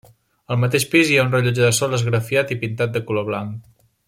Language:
Catalan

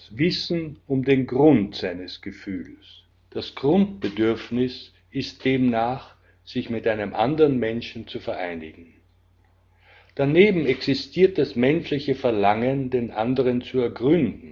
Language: German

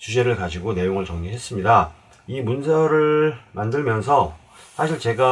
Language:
Korean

